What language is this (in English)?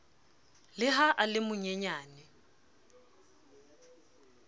Southern Sotho